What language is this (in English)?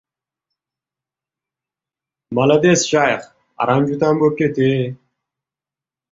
Uzbek